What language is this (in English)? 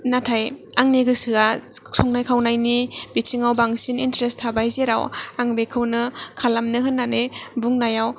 Bodo